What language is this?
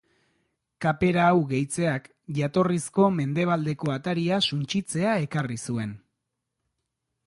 Basque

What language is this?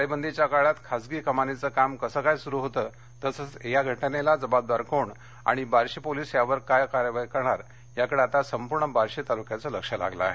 Marathi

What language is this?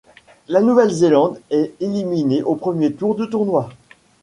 French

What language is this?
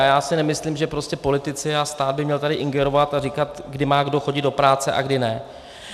Czech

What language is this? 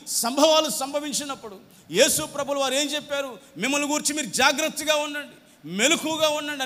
Hindi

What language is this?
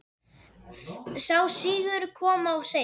Icelandic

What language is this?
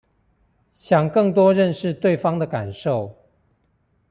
Chinese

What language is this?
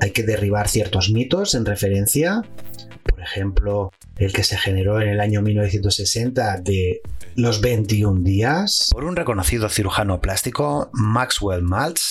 Spanish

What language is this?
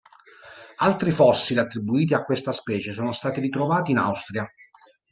Italian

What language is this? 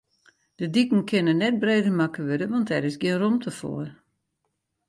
Western Frisian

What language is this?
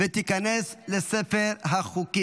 Hebrew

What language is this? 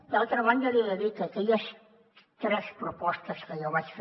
Catalan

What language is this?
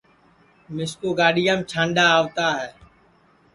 Sansi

